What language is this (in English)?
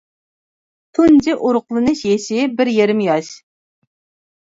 Uyghur